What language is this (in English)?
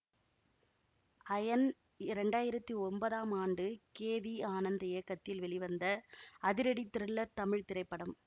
Tamil